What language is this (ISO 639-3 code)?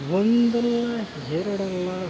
kan